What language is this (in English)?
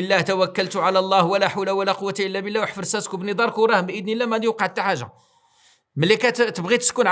Arabic